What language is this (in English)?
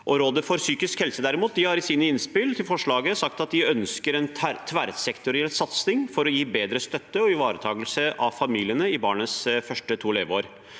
Norwegian